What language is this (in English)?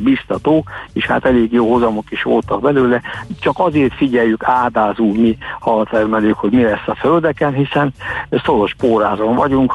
Hungarian